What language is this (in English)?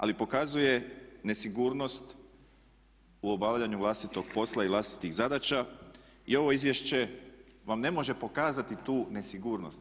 Croatian